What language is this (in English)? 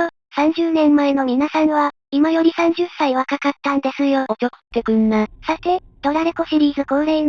Japanese